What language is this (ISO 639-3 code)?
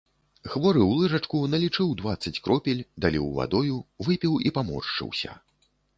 bel